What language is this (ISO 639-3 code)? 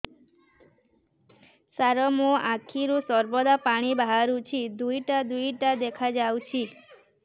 ori